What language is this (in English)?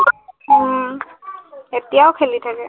Assamese